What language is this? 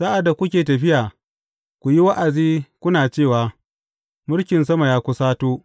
Hausa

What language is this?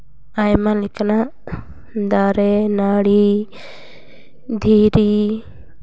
Santali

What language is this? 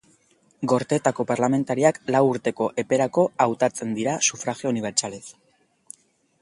Basque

